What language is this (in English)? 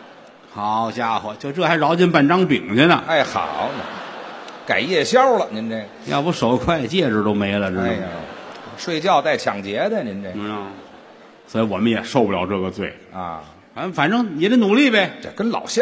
Chinese